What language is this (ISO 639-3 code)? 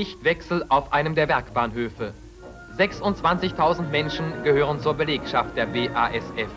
deu